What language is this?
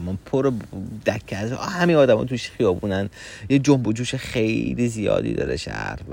Persian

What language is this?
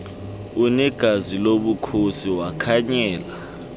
Xhosa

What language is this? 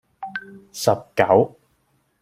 Cantonese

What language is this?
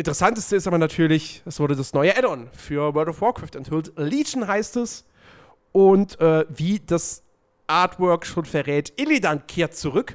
German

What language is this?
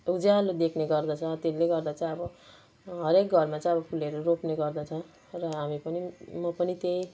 Nepali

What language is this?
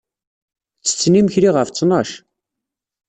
Kabyle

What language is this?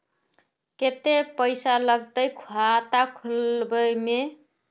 Magahi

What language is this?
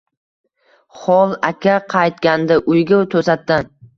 Uzbek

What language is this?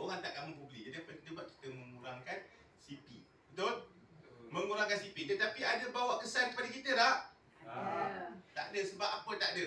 Malay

